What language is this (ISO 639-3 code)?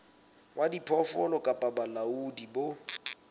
sot